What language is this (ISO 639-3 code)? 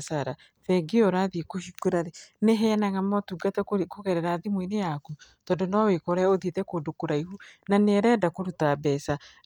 kik